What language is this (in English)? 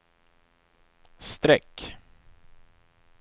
Swedish